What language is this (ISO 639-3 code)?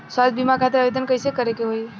bho